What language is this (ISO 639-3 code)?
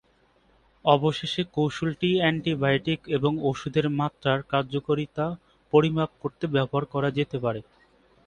ben